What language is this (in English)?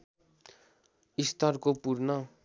Nepali